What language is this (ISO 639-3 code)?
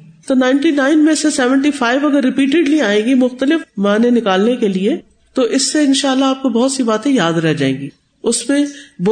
urd